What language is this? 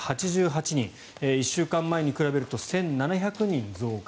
Japanese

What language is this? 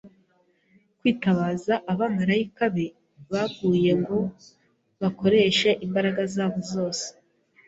Kinyarwanda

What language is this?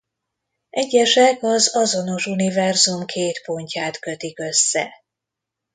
Hungarian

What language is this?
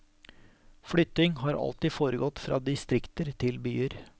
Norwegian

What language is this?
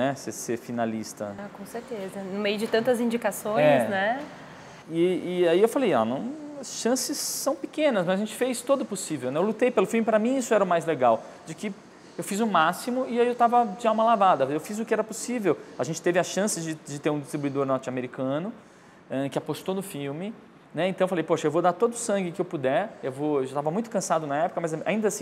Portuguese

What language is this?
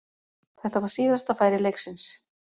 Icelandic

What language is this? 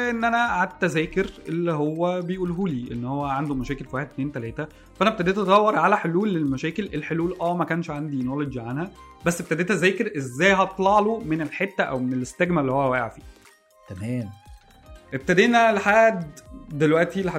Arabic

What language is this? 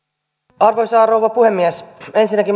Finnish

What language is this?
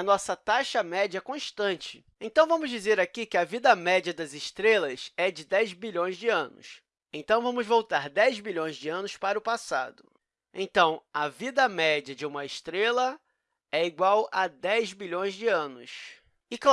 Portuguese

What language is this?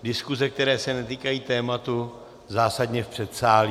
Czech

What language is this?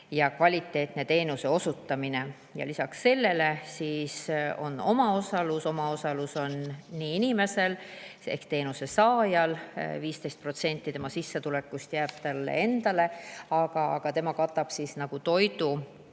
Estonian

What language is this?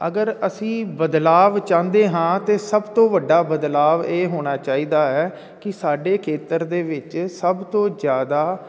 Punjabi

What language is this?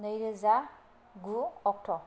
Bodo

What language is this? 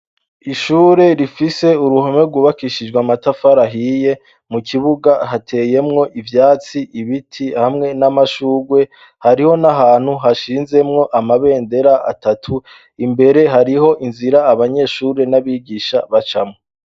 Rundi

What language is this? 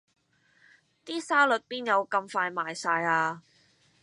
Cantonese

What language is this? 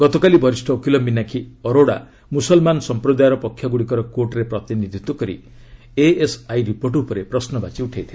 Odia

